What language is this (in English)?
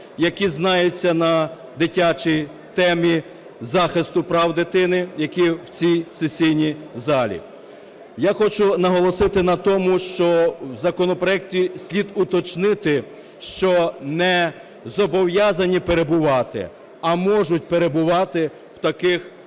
Ukrainian